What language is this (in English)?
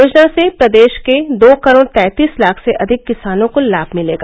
Hindi